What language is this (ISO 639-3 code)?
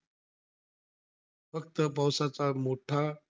mar